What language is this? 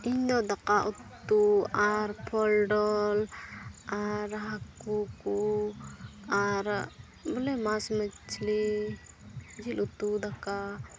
Santali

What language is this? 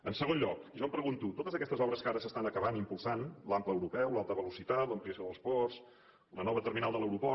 Catalan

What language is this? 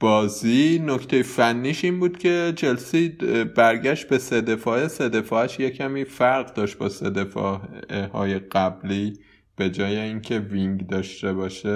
Persian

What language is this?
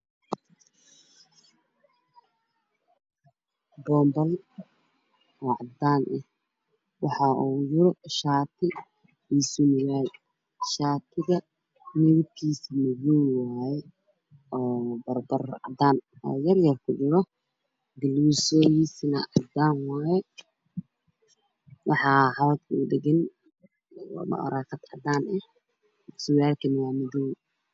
Somali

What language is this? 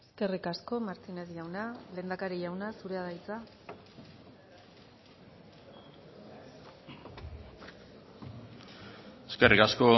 Basque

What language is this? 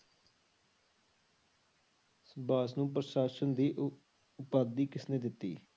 Punjabi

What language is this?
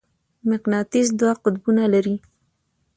Pashto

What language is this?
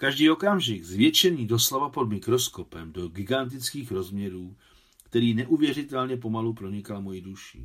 Czech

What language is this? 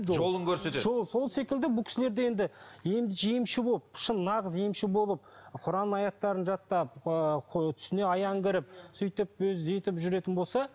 Kazakh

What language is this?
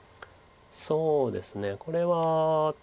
Japanese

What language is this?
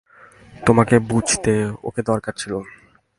Bangla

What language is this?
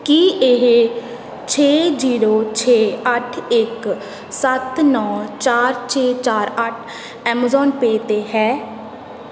Punjabi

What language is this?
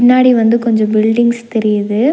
Tamil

